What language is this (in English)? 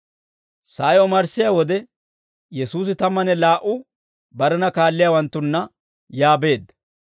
Dawro